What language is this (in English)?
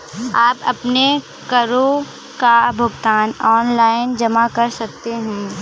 Hindi